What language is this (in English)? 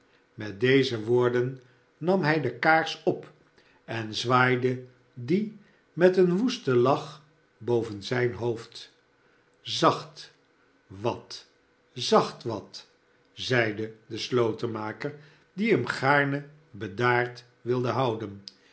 Dutch